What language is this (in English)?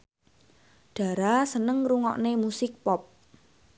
Javanese